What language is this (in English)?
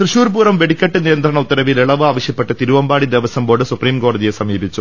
Malayalam